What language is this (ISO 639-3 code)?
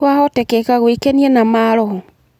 kik